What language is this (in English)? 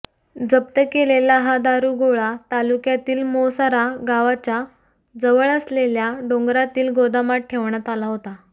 Marathi